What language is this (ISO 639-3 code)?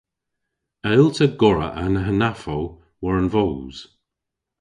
cor